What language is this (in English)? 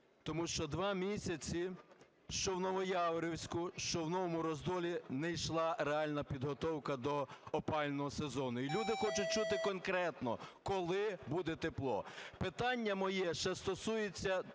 Ukrainian